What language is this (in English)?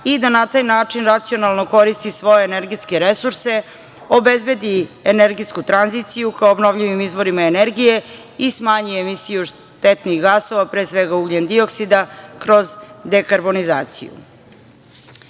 Serbian